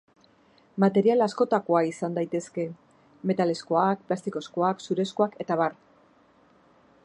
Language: Basque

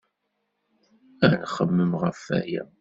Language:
Kabyle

